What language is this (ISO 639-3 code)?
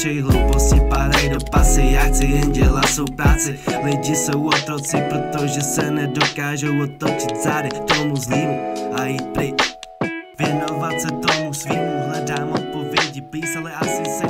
nld